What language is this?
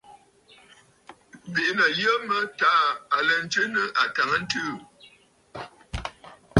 Bafut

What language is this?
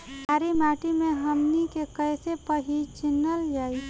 Bhojpuri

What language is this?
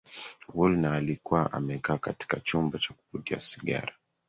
Swahili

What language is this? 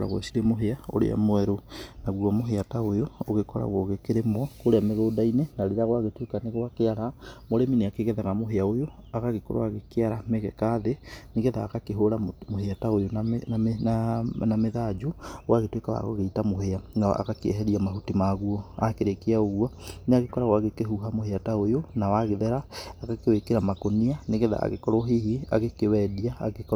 Kikuyu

